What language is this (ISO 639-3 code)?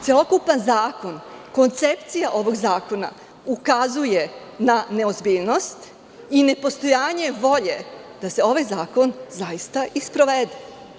srp